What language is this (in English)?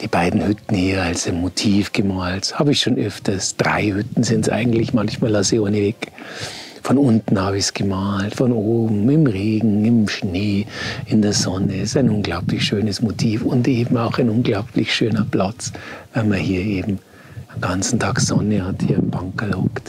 German